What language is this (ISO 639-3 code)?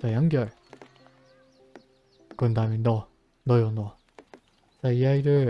kor